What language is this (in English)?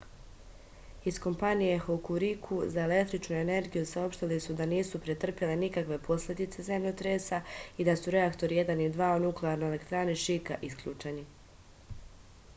Serbian